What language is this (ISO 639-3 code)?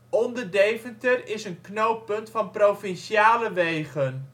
nld